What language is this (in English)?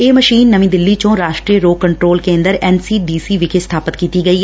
Punjabi